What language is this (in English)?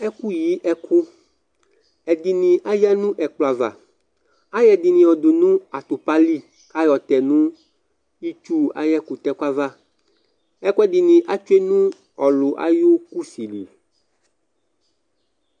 Ikposo